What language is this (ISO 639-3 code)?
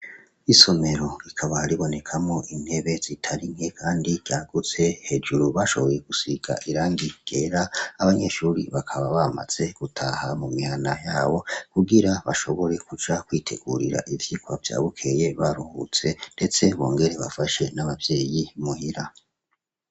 run